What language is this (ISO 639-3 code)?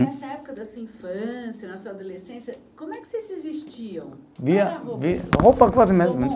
por